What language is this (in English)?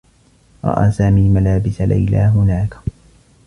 Arabic